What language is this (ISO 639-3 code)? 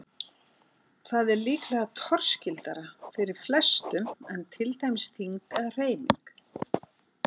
isl